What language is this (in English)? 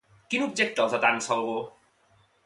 Catalan